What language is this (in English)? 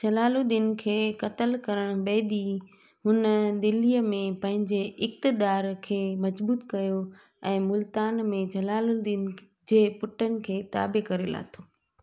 Sindhi